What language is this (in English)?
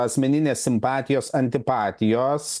Lithuanian